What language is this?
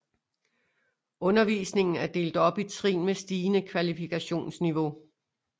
Danish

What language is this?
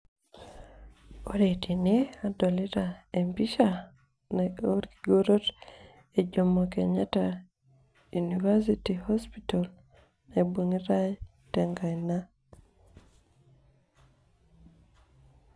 Masai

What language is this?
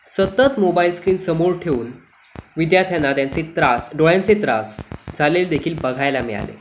Marathi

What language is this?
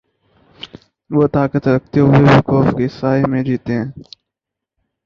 Urdu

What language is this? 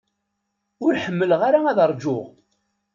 Kabyle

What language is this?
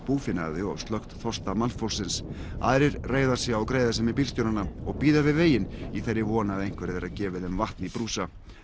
Icelandic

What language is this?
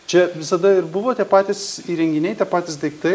Lithuanian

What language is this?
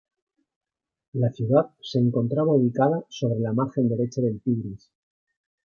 Spanish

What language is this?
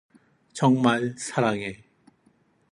Korean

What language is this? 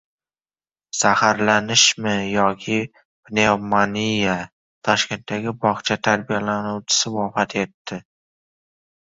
Uzbek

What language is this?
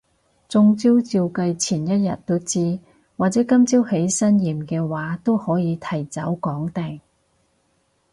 Cantonese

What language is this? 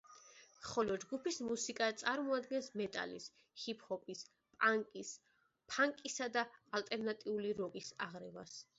Georgian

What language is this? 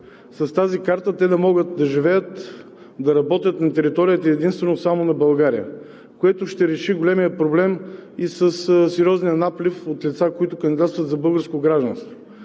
Bulgarian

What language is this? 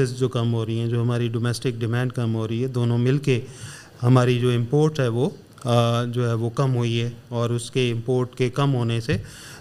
Urdu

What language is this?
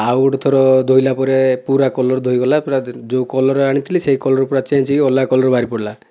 Odia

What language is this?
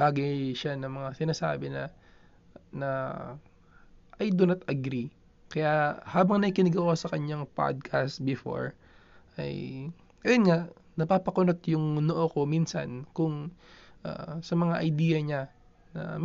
Filipino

